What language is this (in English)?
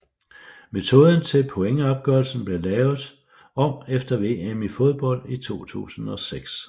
Danish